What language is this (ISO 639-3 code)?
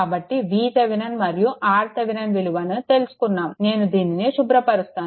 tel